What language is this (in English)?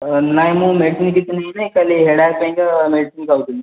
Odia